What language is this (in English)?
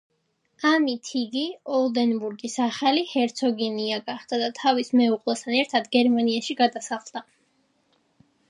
Georgian